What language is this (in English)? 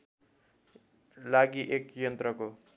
Nepali